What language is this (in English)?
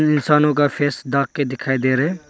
Hindi